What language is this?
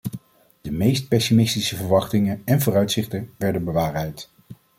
Dutch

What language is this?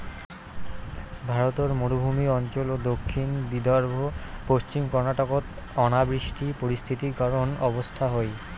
Bangla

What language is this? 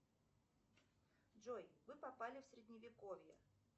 Russian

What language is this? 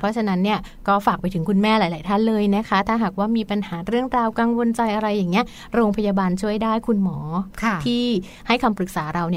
Thai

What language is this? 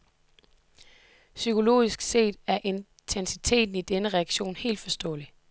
Danish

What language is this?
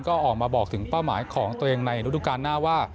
Thai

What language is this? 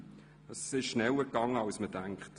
Swiss German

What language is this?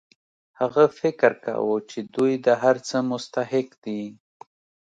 Pashto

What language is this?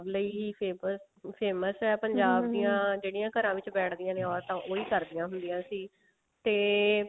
Punjabi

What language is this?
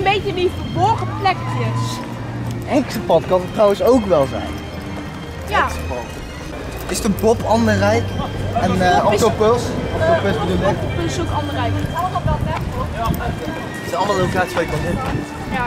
Dutch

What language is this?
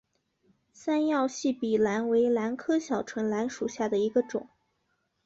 Chinese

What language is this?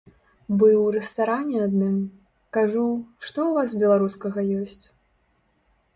Belarusian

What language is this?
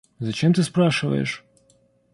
Russian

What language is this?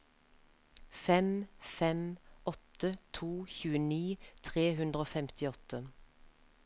Norwegian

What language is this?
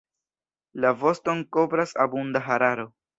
Esperanto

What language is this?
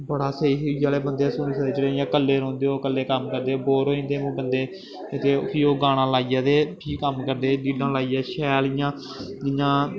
Dogri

